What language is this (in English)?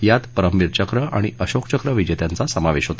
Marathi